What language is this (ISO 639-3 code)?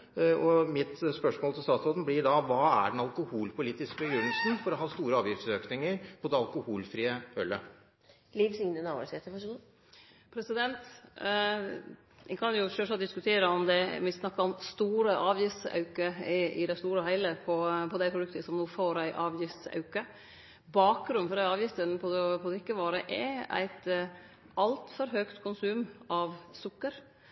nor